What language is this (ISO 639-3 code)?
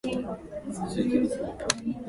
jpn